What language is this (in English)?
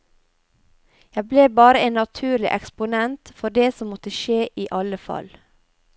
Norwegian